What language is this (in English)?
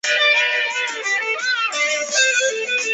Chinese